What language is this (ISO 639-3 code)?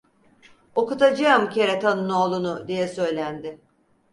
tur